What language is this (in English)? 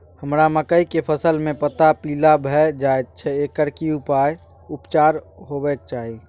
Maithili